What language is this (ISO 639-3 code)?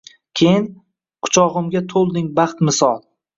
uzb